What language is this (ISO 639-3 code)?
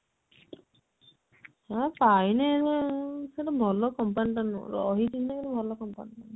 ori